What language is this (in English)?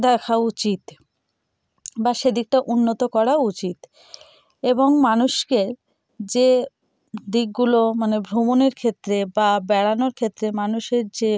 Bangla